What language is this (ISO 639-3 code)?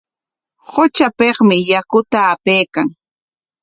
qwa